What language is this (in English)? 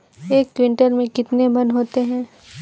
Hindi